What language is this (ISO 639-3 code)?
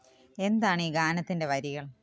mal